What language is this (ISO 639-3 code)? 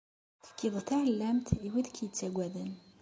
kab